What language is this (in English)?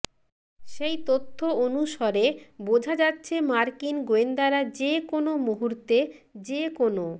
Bangla